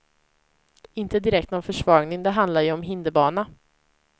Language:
Swedish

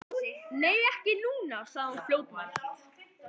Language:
Icelandic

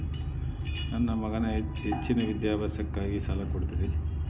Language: Kannada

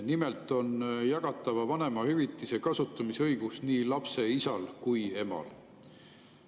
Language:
Estonian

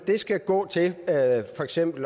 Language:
Danish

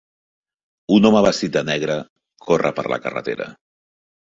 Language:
Catalan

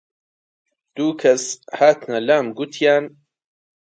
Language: Central Kurdish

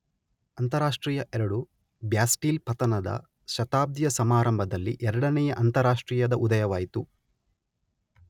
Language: Kannada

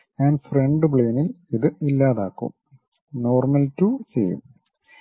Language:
Malayalam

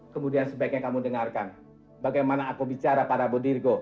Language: Indonesian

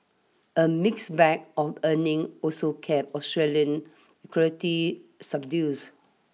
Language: English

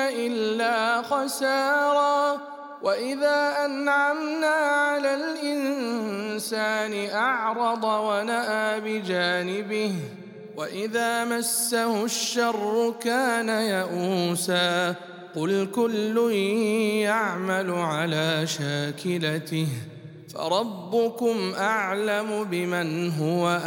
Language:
Arabic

